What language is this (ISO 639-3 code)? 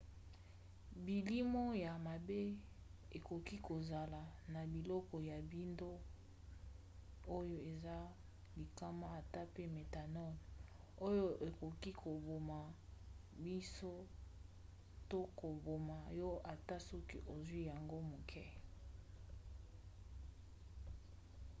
lin